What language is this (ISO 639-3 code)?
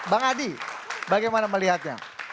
ind